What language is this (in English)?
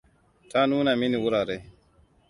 Hausa